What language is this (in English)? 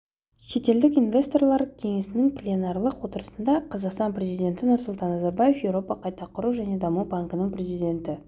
Kazakh